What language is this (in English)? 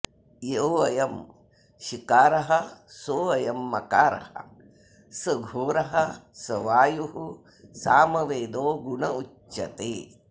Sanskrit